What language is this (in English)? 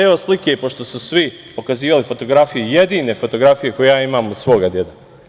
Serbian